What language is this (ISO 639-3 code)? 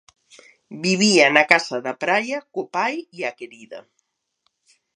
glg